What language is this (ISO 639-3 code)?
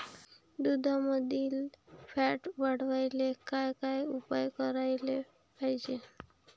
mar